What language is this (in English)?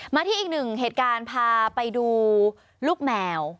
Thai